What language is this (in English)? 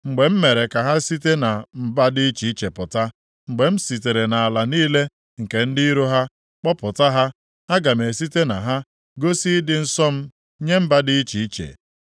Igbo